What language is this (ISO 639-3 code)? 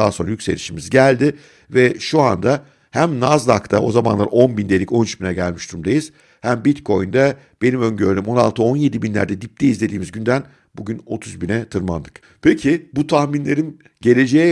tur